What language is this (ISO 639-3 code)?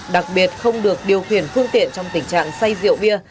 vie